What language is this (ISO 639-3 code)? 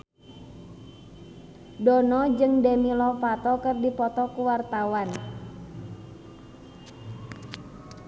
sun